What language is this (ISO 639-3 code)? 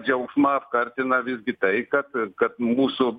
lit